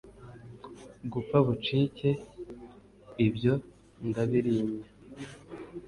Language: Kinyarwanda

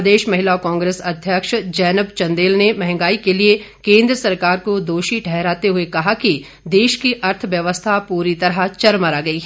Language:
Hindi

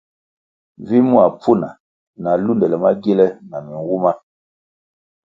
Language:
Kwasio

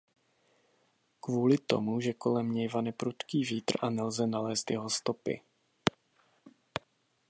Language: Czech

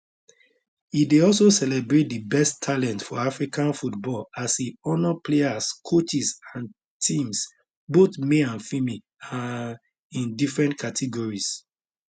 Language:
Nigerian Pidgin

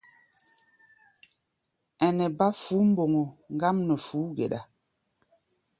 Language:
Gbaya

